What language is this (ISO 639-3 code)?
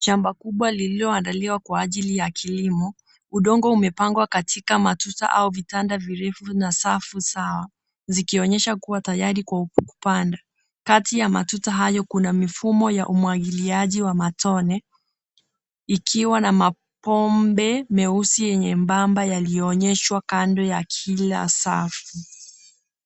swa